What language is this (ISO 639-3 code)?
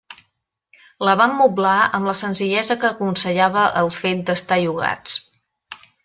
cat